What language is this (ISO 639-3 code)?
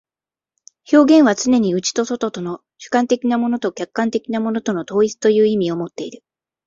jpn